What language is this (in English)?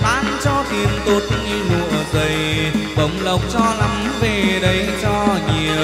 Vietnamese